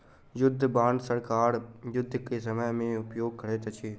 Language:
Maithili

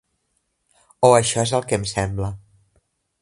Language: Catalan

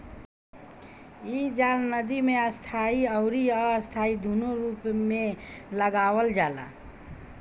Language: Bhojpuri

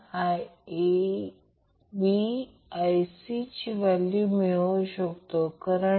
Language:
Marathi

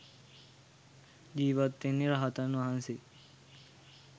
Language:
Sinhala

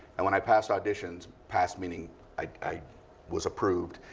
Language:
English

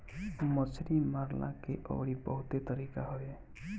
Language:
Bhojpuri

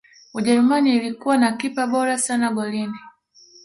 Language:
Swahili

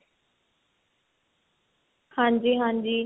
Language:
Punjabi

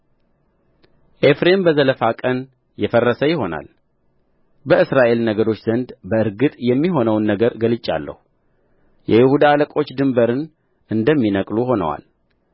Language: Amharic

